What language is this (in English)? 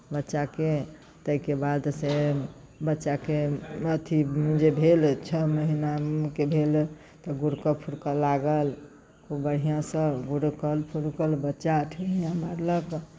Maithili